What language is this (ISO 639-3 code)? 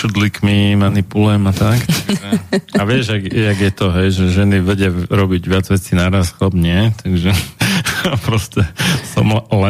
slk